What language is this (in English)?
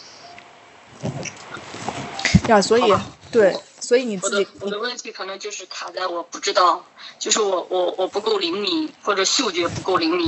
Chinese